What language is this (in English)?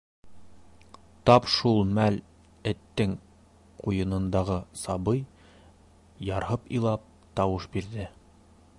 Bashkir